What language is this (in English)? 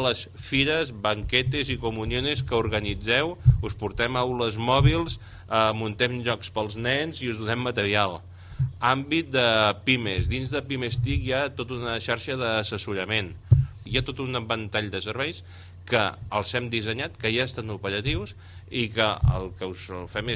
Catalan